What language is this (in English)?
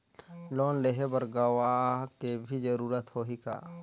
Chhattisgarhi